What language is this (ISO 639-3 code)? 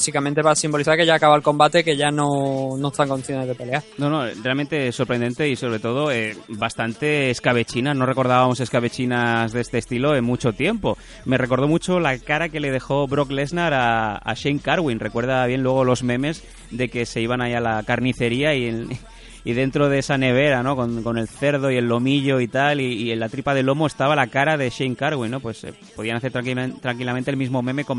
spa